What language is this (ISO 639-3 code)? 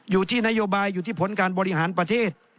tha